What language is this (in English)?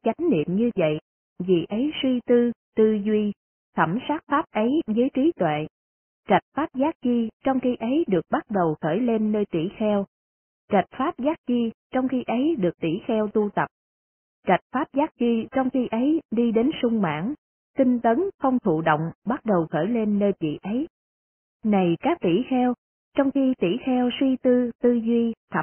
Vietnamese